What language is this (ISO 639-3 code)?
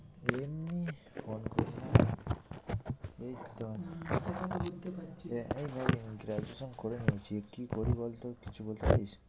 ben